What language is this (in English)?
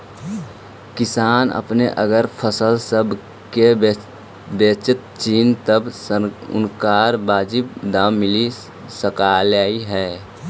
Magahi